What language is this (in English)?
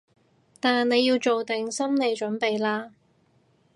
Cantonese